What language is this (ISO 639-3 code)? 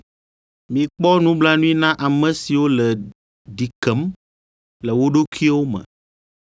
ewe